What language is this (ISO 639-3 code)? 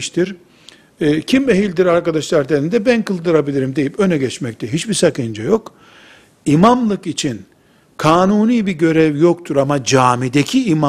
tur